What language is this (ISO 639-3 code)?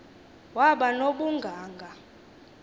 xho